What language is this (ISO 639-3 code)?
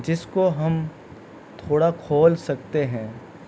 urd